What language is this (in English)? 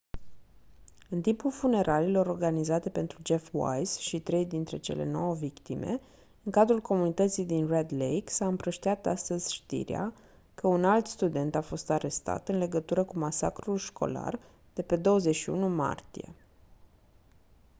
Romanian